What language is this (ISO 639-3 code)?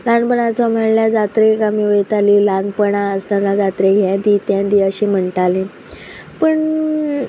kok